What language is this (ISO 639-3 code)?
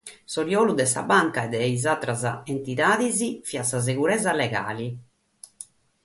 srd